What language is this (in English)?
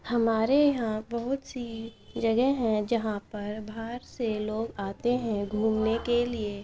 Urdu